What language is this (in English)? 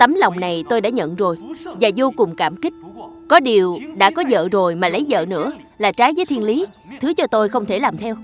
Vietnamese